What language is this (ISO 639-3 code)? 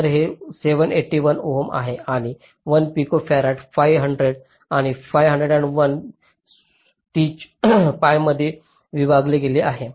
mar